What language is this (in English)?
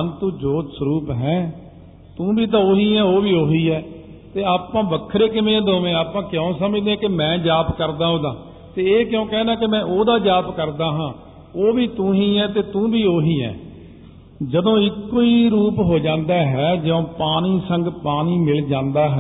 Punjabi